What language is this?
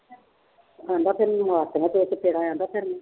Punjabi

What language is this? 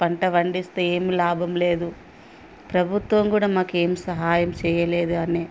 Telugu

